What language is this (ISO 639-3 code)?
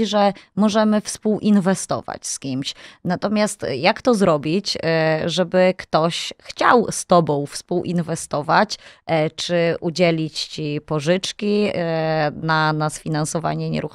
pol